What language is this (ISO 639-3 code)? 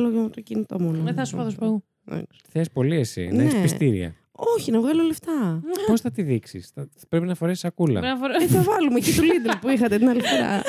ell